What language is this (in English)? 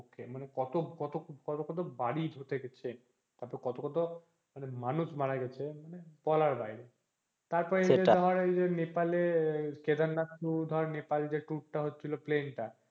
Bangla